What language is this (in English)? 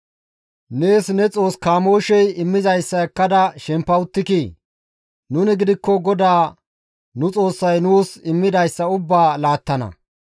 Gamo